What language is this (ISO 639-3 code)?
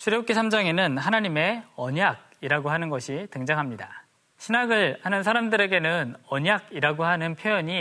kor